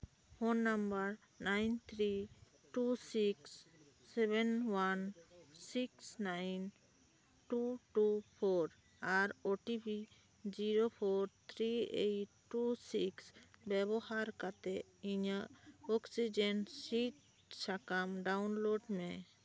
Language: Santali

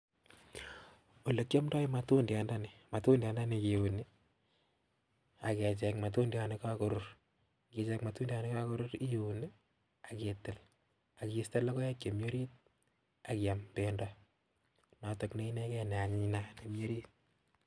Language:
Kalenjin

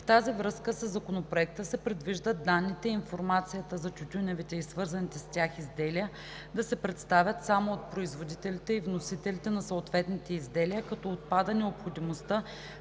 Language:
Bulgarian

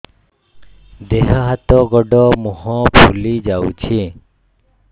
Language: Odia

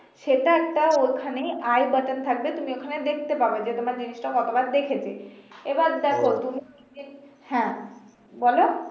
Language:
Bangla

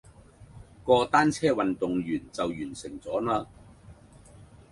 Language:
Cantonese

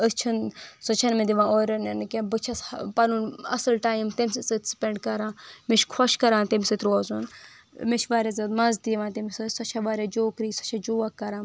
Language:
Kashmiri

